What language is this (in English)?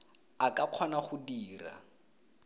Tswana